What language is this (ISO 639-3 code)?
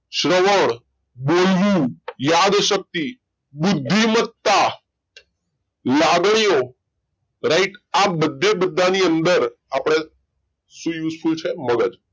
guj